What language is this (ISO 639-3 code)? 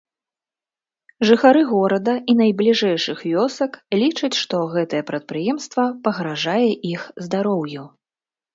bel